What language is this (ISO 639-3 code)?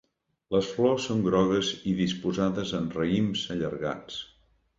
cat